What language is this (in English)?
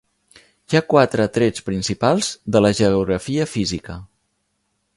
Catalan